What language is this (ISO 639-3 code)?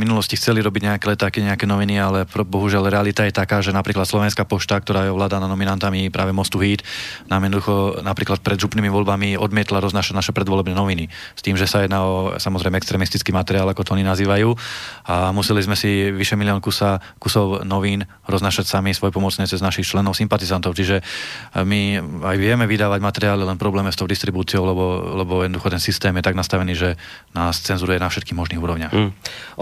slk